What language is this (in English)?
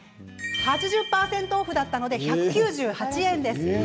Japanese